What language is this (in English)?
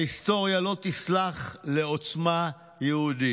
Hebrew